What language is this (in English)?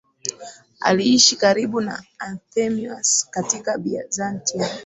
Swahili